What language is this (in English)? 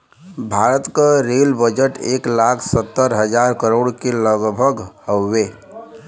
Bhojpuri